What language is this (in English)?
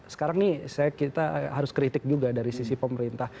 Indonesian